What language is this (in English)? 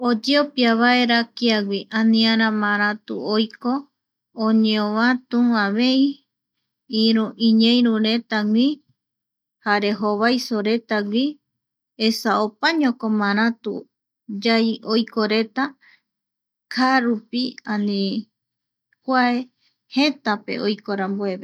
Eastern Bolivian Guaraní